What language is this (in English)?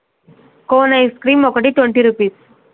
Telugu